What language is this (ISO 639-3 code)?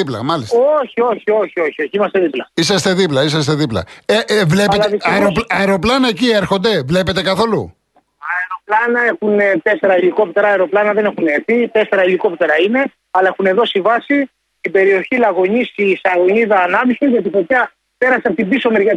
ell